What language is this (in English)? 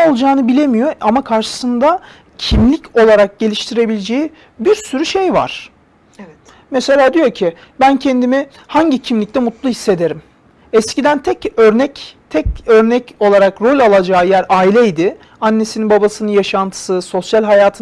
Turkish